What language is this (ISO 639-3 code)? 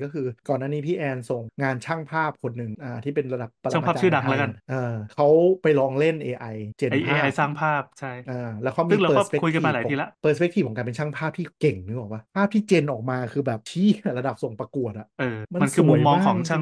tha